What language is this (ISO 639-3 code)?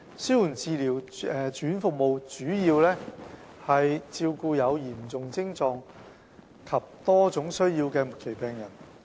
yue